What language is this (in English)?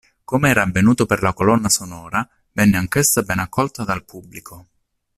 Italian